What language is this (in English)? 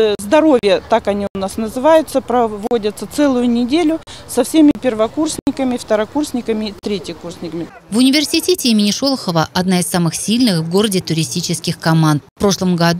Russian